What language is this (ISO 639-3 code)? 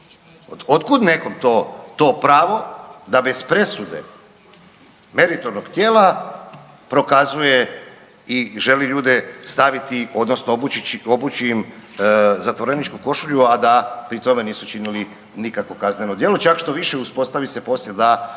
hrv